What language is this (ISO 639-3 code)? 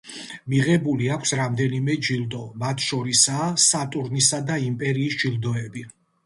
kat